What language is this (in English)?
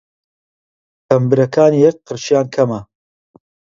Central Kurdish